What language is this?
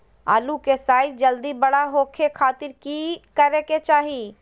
Magahi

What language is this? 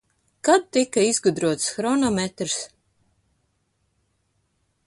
Latvian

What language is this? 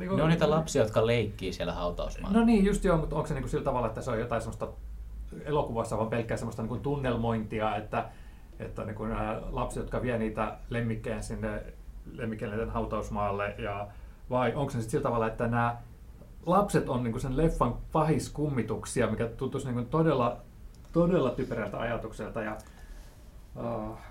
Finnish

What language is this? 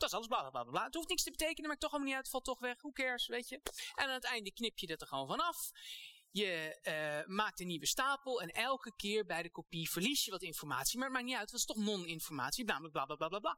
Dutch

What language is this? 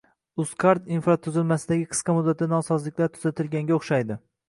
Uzbek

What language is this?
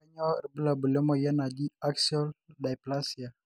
Masai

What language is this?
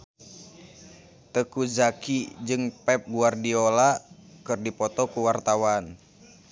Sundanese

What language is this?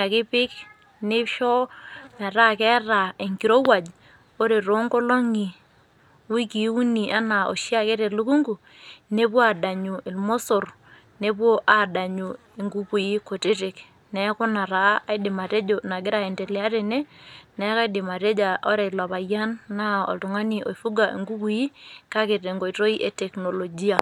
Masai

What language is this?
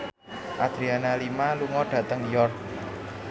Javanese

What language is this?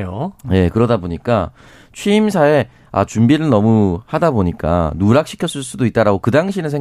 Korean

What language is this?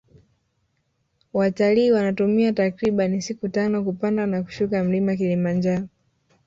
Swahili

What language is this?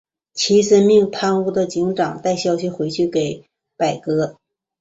Chinese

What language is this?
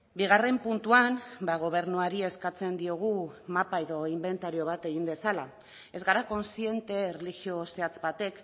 Basque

